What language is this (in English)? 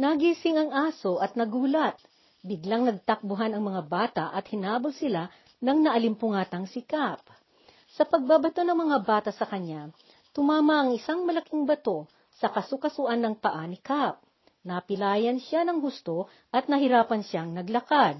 Filipino